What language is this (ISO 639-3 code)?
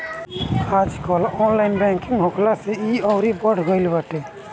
bho